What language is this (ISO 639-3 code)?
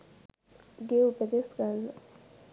sin